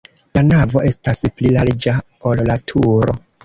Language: Esperanto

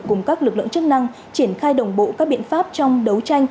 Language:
Vietnamese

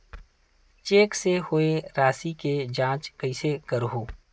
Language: Chhattisgarhi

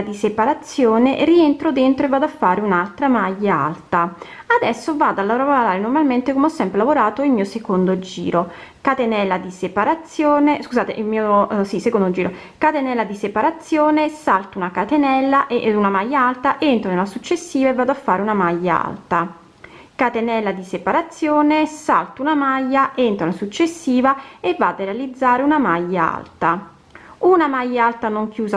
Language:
Italian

